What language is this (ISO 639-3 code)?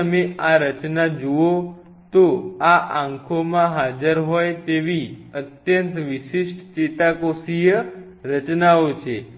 guj